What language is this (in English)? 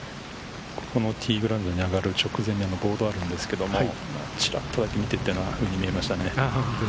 Japanese